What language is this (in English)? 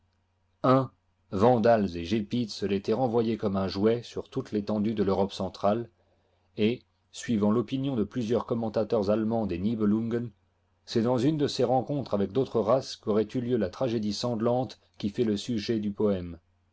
French